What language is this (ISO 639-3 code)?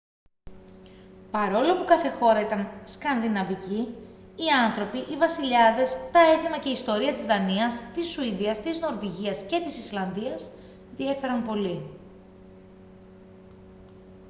ell